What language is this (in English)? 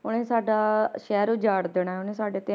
Punjabi